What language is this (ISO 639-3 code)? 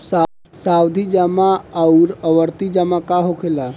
bho